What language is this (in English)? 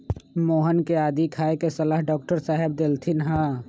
Magahi